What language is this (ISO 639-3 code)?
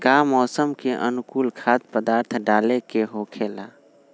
mag